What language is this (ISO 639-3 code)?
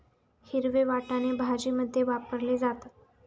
mar